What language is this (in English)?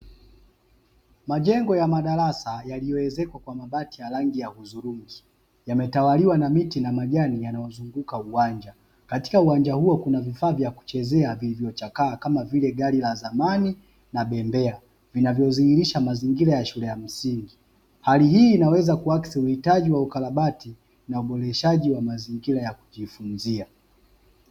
Swahili